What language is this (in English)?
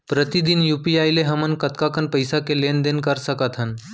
Chhattisgarhi